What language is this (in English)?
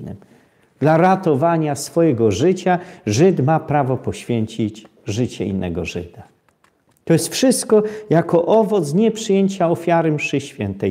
Polish